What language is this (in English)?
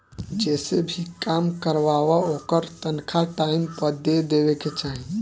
Bhojpuri